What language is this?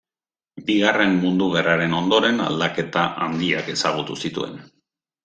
Basque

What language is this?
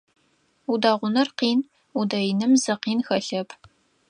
Adyghe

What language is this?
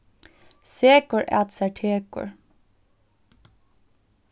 Faroese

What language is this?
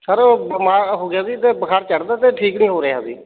Punjabi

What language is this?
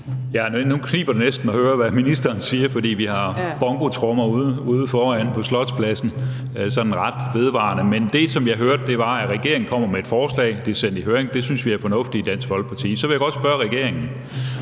Danish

